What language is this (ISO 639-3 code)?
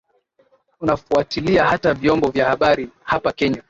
swa